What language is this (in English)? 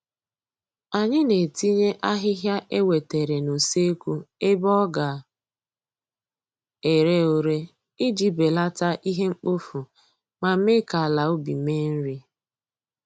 Igbo